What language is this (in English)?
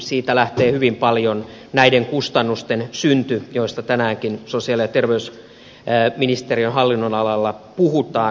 Finnish